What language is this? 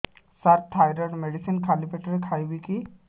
Odia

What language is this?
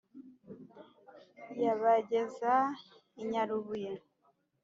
Kinyarwanda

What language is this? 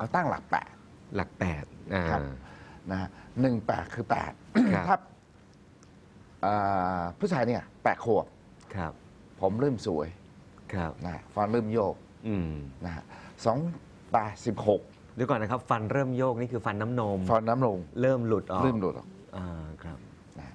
Thai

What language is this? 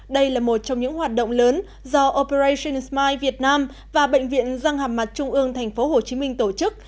Vietnamese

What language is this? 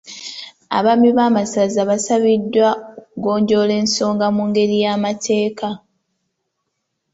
Ganda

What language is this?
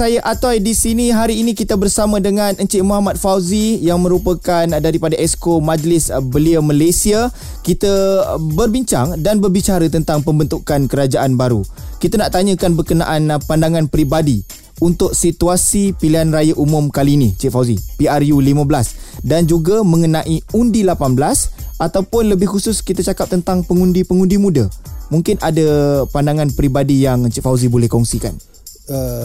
Malay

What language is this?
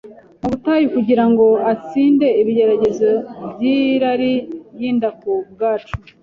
Kinyarwanda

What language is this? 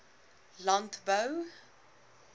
Afrikaans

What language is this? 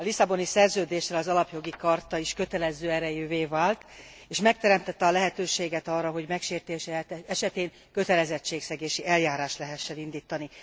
Hungarian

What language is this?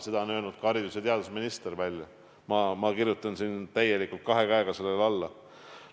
Estonian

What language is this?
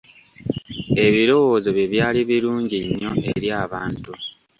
Ganda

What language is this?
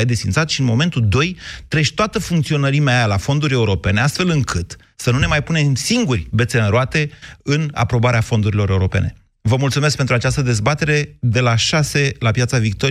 Romanian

